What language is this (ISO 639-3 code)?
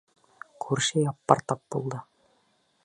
bak